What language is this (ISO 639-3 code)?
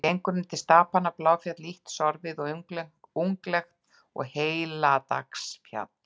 isl